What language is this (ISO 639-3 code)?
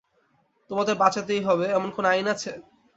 ben